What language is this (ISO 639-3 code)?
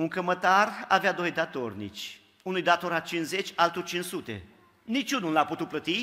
ron